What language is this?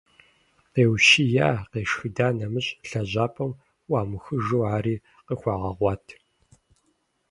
Kabardian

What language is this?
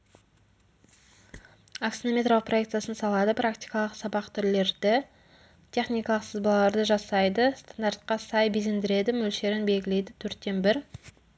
Kazakh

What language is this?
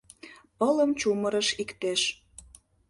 Mari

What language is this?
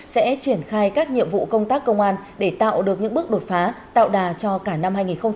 Vietnamese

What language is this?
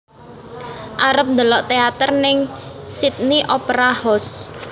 Javanese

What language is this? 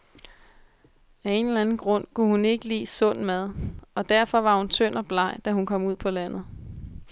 Danish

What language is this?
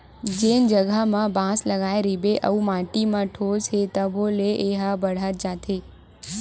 Chhattisgarhi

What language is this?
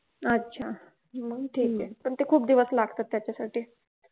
Marathi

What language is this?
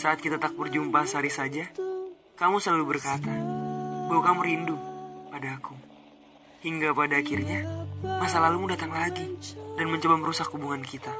Indonesian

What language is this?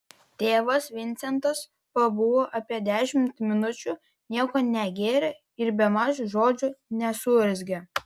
Lithuanian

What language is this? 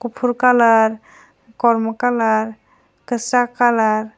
Kok Borok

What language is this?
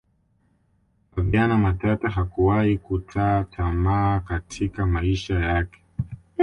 Swahili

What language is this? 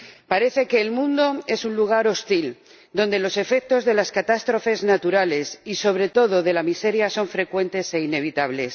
Spanish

